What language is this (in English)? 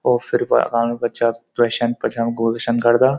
Garhwali